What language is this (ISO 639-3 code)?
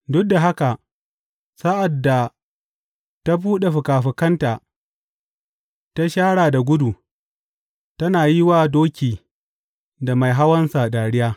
hau